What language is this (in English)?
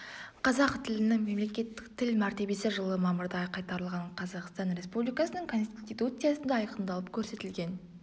Kazakh